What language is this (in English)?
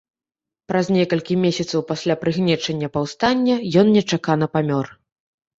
Belarusian